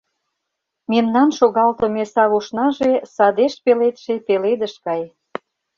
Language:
Mari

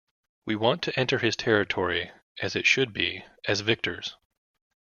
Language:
English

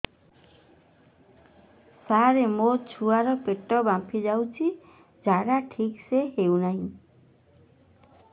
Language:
Odia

